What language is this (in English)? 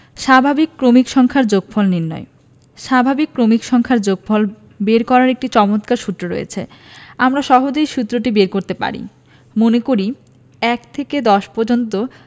Bangla